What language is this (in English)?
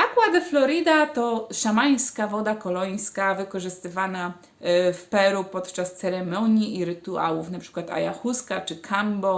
Polish